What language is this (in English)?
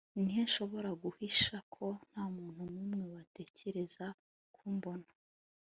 Kinyarwanda